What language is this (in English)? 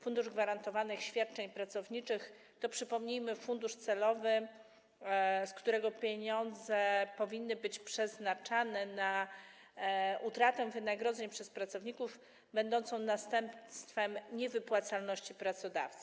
Polish